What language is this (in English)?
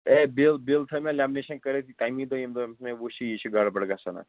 Kashmiri